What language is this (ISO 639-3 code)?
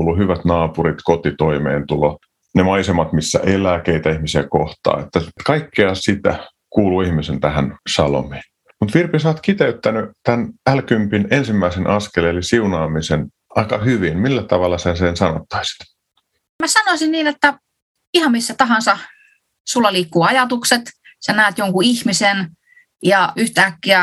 fin